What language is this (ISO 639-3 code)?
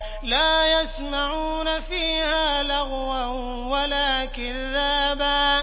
ara